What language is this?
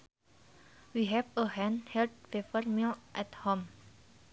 Sundanese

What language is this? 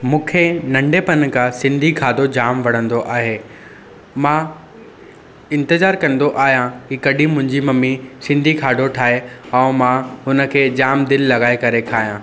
Sindhi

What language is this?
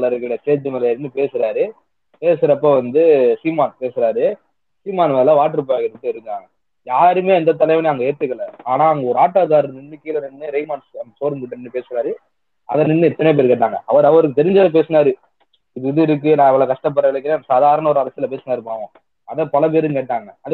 Tamil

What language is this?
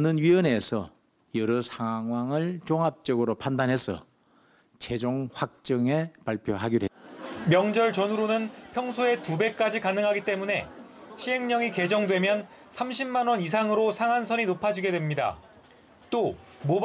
Korean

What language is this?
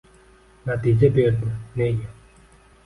Uzbek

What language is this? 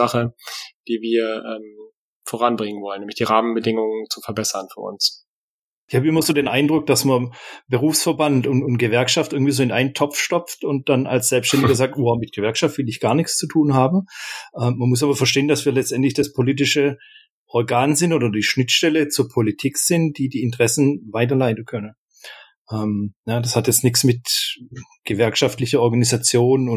German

